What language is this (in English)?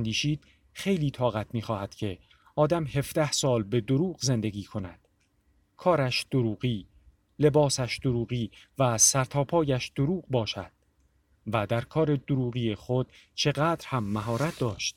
Persian